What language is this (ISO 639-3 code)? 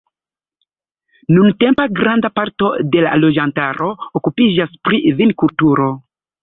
epo